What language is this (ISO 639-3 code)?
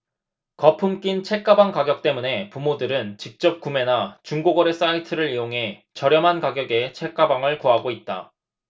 kor